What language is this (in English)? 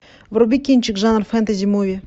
Russian